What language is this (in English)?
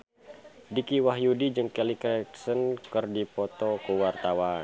Sundanese